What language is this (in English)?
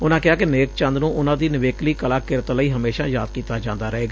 Punjabi